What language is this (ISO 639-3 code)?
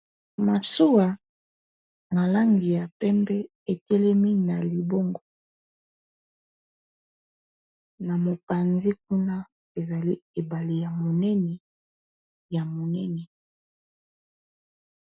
lin